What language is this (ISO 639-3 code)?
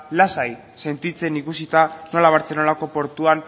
eus